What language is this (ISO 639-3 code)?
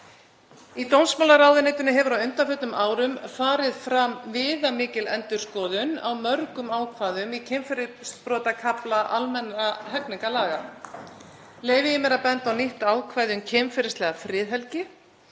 isl